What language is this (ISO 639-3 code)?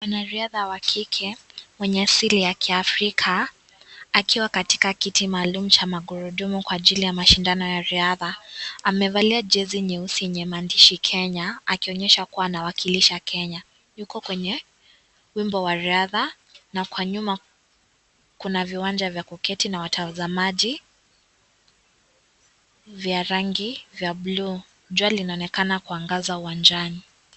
swa